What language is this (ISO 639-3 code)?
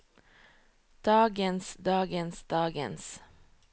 nor